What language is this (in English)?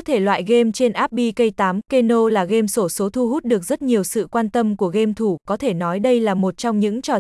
Vietnamese